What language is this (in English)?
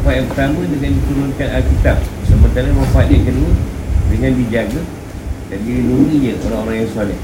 Malay